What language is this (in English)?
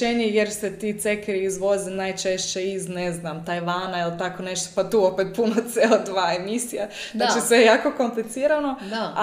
Croatian